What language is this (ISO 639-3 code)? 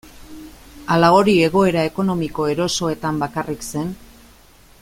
eus